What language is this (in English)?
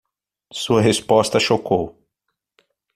Portuguese